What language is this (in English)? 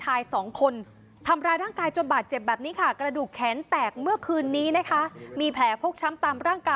Thai